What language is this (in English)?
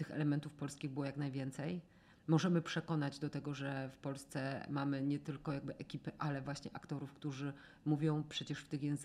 Polish